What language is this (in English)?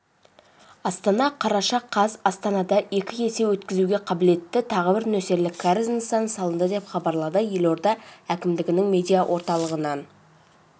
Kazakh